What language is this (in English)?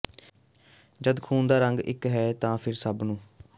Punjabi